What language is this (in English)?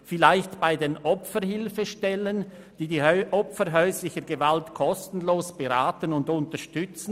Swiss German